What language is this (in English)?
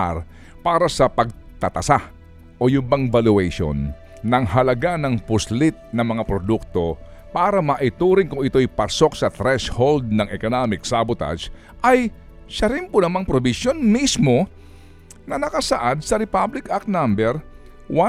Filipino